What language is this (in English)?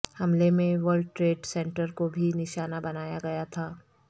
Urdu